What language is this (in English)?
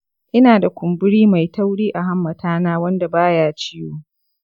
Hausa